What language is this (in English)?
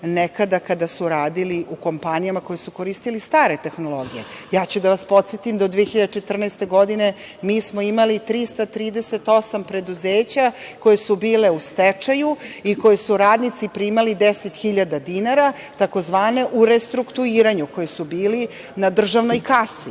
Serbian